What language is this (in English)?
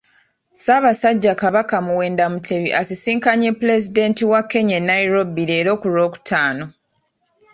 Ganda